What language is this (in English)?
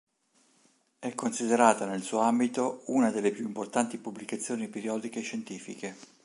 Italian